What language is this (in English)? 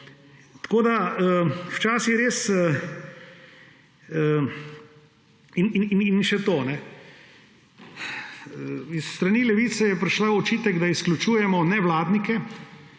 Slovenian